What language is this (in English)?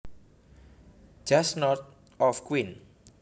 Javanese